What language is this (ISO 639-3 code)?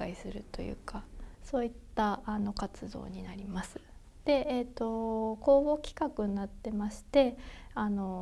jpn